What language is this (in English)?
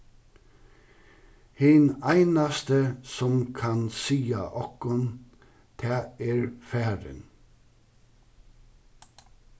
Faroese